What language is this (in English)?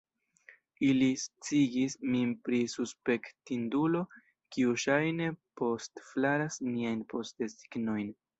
Esperanto